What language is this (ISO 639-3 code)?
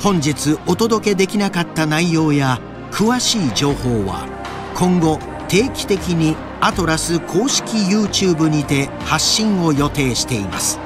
jpn